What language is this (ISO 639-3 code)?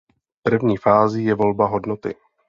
ces